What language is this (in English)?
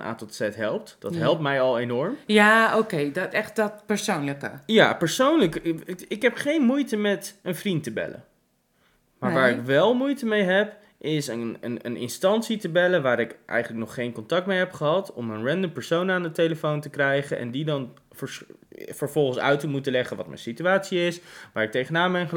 Dutch